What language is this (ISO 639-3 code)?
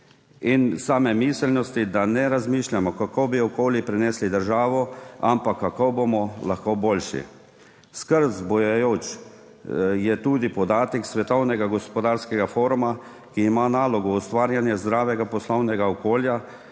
slv